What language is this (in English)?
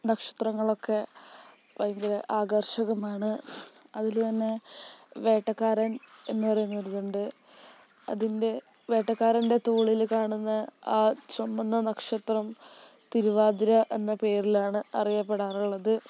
Malayalam